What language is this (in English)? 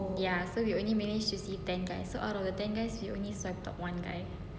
English